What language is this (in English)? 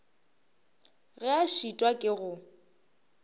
Northern Sotho